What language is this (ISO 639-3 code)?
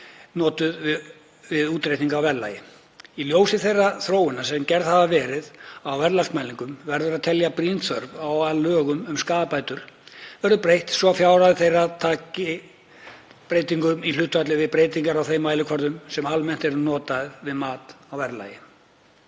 isl